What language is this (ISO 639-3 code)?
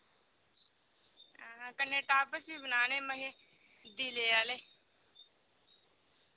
doi